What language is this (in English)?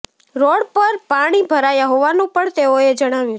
Gujarati